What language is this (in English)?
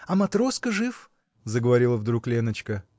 Russian